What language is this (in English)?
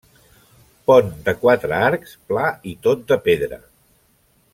Catalan